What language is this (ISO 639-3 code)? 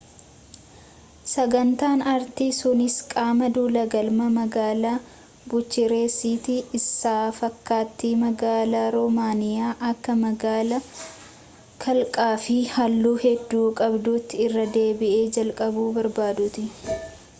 orm